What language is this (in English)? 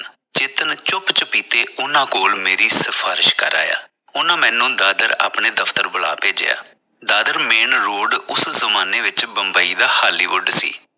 Punjabi